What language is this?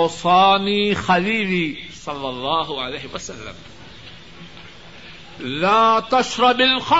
Urdu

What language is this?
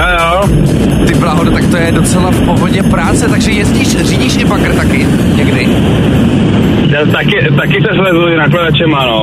Czech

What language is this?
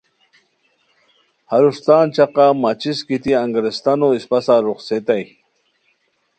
Khowar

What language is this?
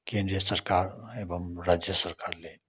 Nepali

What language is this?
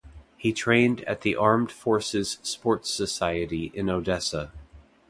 English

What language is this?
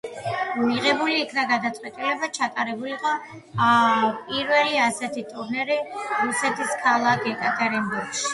Georgian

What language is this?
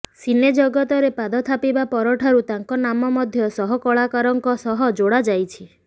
Odia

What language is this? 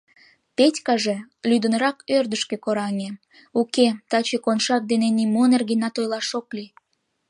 Mari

